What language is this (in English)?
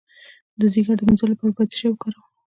Pashto